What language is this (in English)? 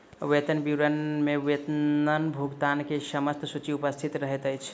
Maithili